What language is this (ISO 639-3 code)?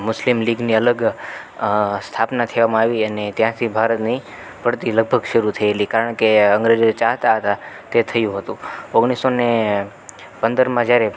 guj